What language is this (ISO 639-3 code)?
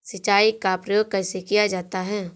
hin